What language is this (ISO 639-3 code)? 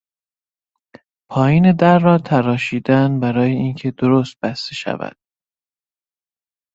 fas